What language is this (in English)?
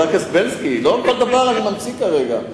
Hebrew